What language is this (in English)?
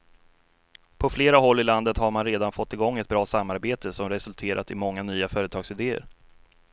Swedish